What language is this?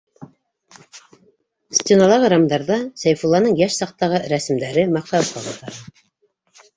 Bashkir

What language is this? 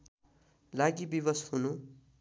Nepali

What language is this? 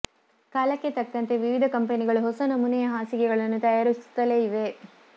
Kannada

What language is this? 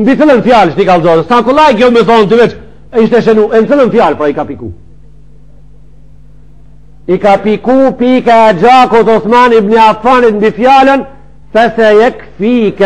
Arabic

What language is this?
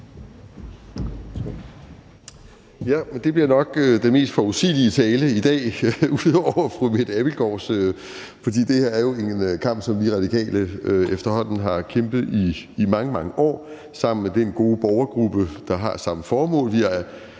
Danish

